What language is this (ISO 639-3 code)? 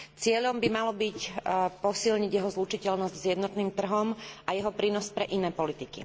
slk